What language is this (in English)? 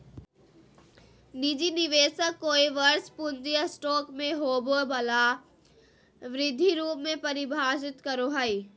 Magahi